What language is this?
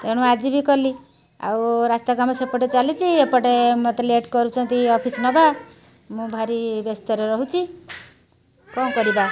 Odia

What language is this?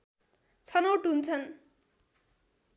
Nepali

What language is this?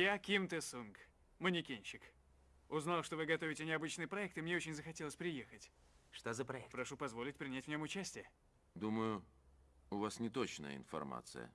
Russian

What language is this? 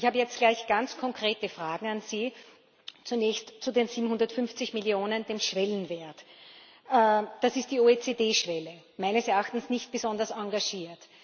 German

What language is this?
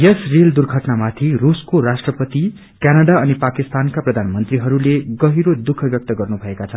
Nepali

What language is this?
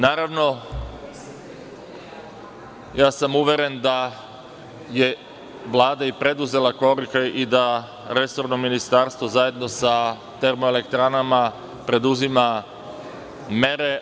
Serbian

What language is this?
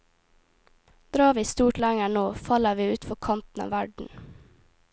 Norwegian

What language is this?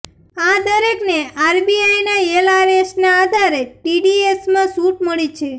Gujarati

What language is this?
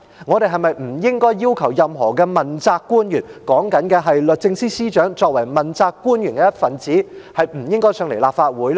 Cantonese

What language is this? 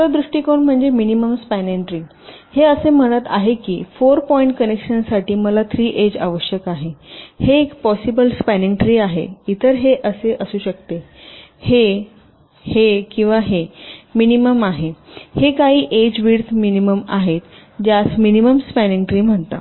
Marathi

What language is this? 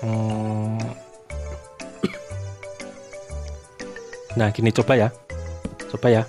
Indonesian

